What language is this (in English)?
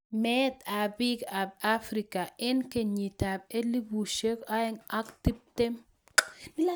Kalenjin